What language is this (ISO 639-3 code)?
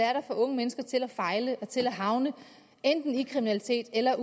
dan